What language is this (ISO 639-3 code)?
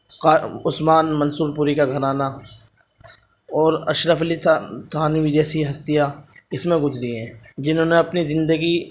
urd